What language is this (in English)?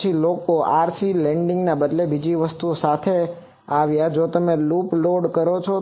Gujarati